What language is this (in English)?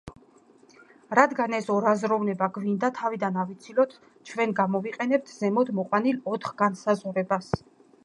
Georgian